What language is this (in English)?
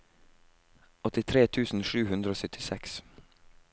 Norwegian